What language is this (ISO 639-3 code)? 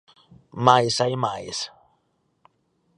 glg